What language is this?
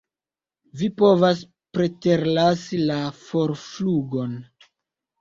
Esperanto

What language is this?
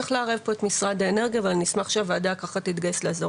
Hebrew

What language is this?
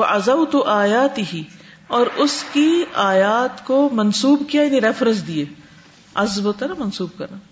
Urdu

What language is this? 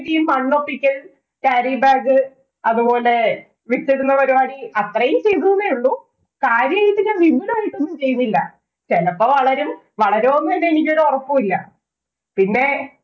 Malayalam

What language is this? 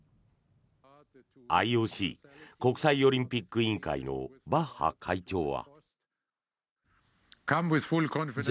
Japanese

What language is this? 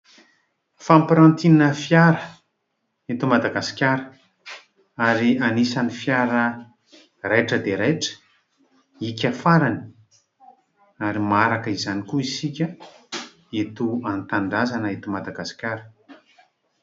Malagasy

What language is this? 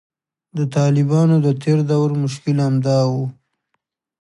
Pashto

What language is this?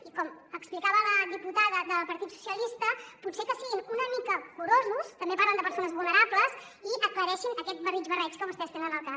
Catalan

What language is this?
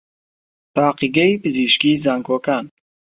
Central Kurdish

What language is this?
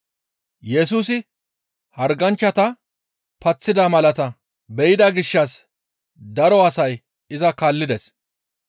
Gamo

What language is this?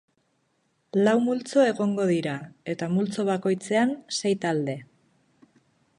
Basque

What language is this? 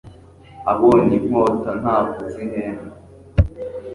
Kinyarwanda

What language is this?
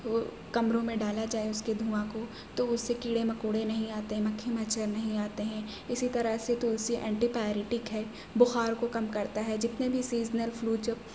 Urdu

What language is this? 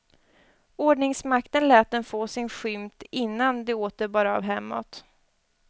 Swedish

